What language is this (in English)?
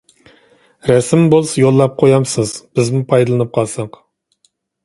Uyghur